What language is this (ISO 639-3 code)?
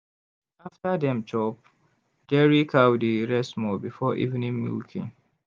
pcm